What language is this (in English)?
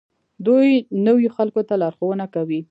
Pashto